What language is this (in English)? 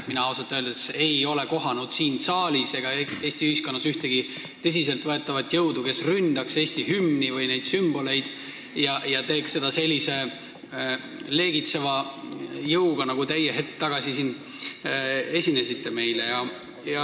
Estonian